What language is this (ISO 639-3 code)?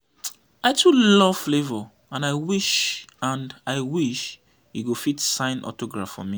pcm